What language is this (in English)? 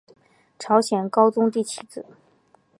Chinese